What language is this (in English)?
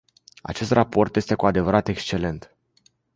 Romanian